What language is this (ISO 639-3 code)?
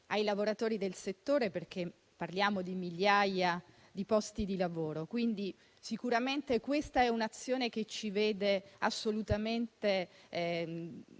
ita